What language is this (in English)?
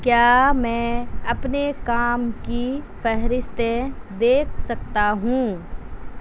Urdu